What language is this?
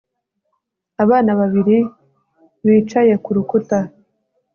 Kinyarwanda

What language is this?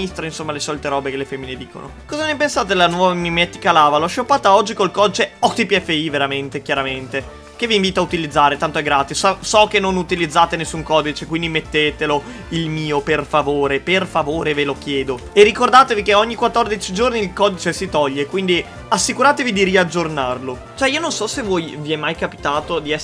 Italian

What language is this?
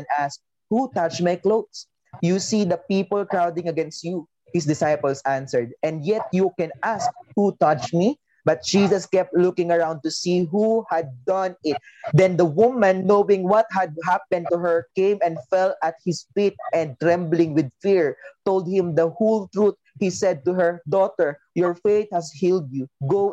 Filipino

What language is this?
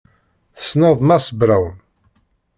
Kabyle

